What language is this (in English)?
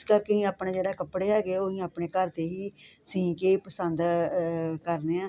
Punjabi